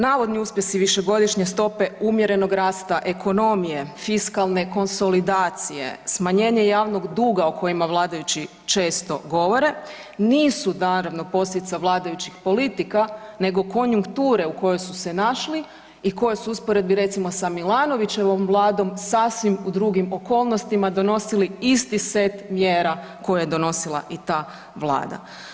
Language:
Croatian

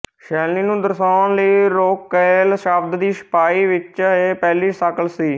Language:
Punjabi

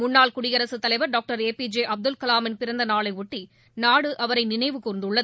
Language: Tamil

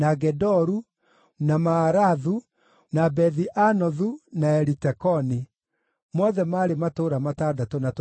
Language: Kikuyu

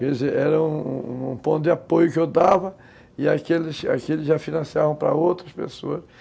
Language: Portuguese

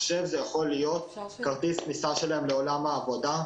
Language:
Hebrew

